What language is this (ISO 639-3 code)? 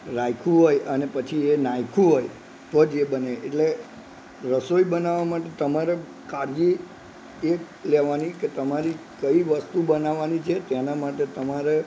guj